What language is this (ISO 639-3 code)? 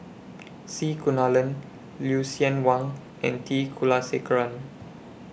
eng